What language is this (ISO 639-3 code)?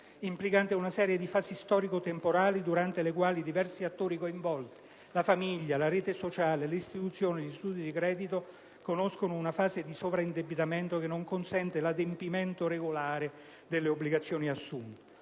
ita